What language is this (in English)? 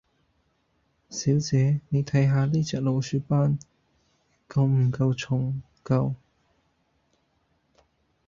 Cantonese